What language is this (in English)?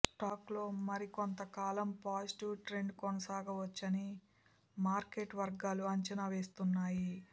Telugu